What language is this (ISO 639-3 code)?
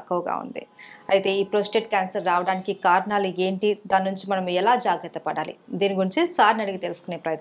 tel